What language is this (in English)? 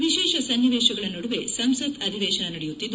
Kannada